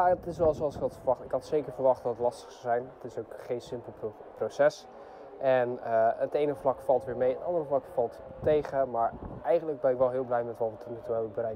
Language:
Dutch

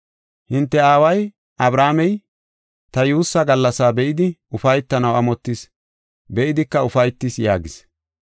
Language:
Gofa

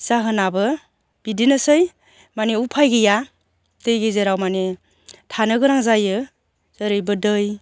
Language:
Bodo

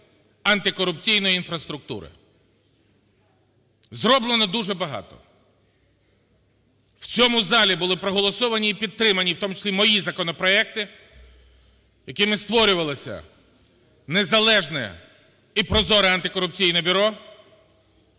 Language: Ukrainian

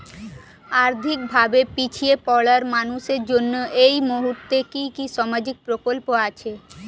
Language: Bangla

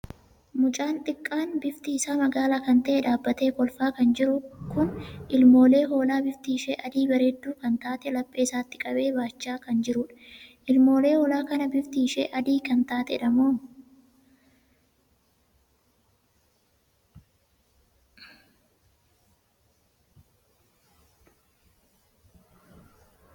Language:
Oromo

